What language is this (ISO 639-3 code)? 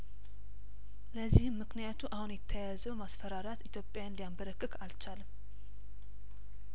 amh